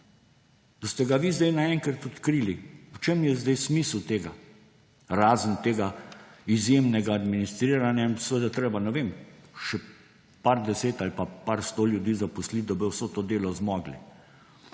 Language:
Slovenian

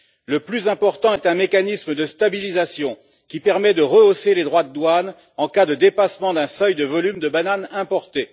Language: French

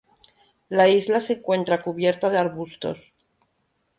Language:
Spanish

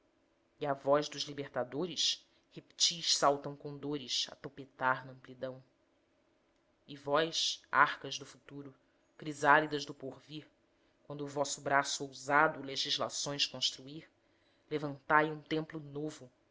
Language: Portuguese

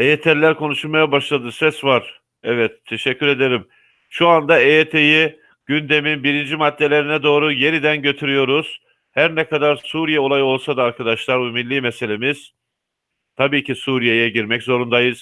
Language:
Turkish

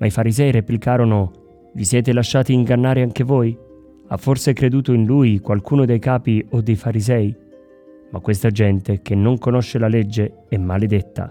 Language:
Italian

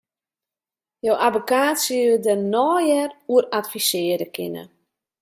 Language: Western Frisian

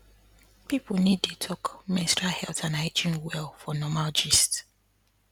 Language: Nigerian Pidgin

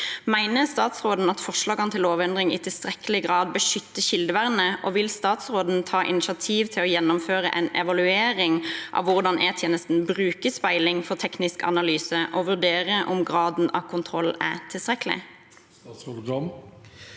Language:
Norwegian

